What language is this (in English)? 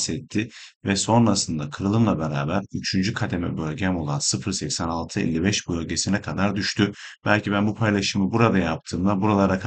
Turkish